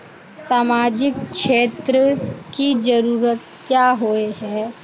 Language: Magahi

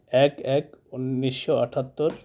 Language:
Santali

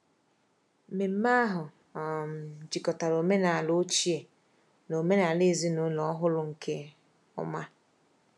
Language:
Igbo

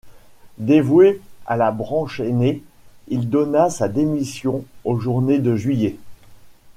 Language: French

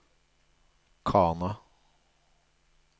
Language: Norwegian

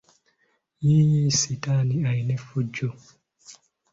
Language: Ganda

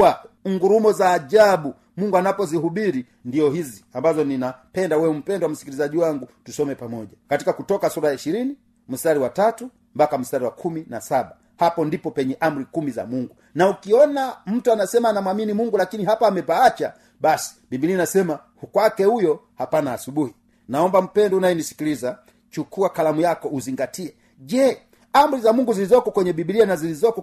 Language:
Swahili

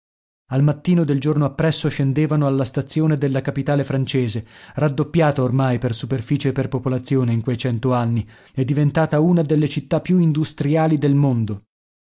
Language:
Italian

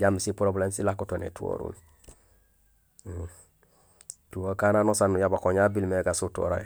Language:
Gusilay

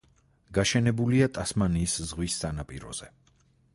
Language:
Georgian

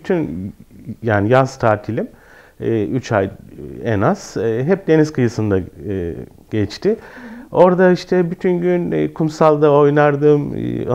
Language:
Turkish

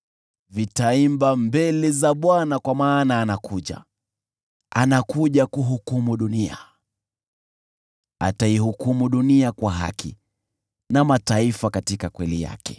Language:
Swahili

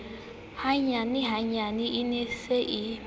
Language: Southern Sotho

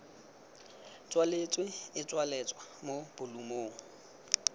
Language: Tswana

